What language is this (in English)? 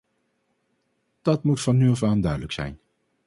Dutch